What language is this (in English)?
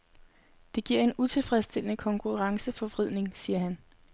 Danish